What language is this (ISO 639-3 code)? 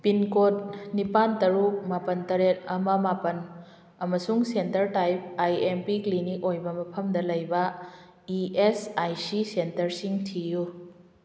mni